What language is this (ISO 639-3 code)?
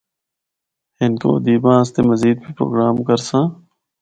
hno